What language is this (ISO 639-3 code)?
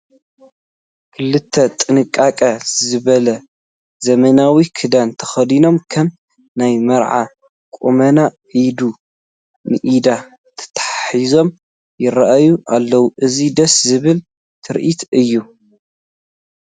tir